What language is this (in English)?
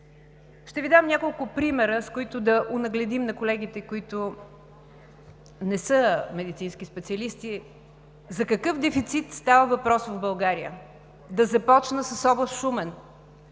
Bulgarian